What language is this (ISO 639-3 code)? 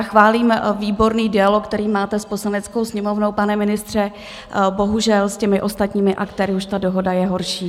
ces